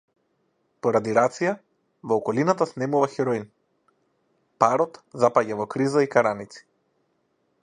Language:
Macedonian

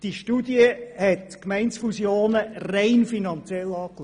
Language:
Swiss German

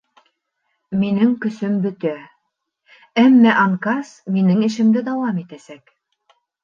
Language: Bashkir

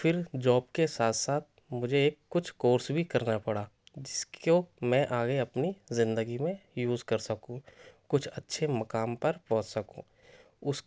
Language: Urdu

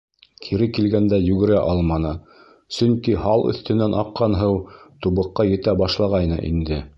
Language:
Bashkir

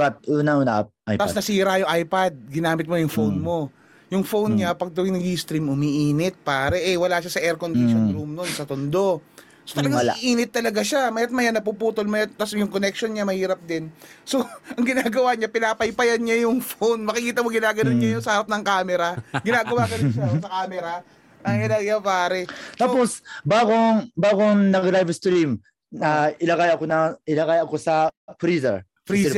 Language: Filipino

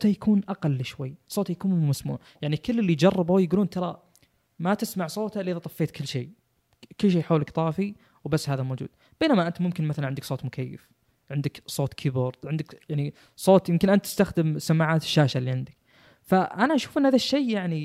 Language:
Arabic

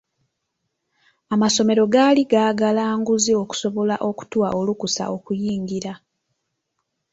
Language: Ganda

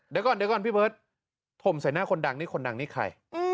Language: Thai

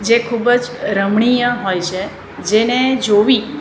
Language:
Gujarati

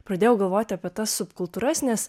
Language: Lithuanian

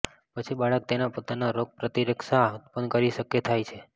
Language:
Gujarati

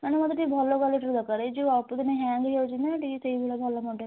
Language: Odia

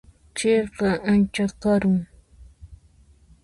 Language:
Puno Quechua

